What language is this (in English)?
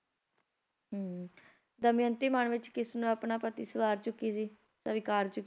Punjabi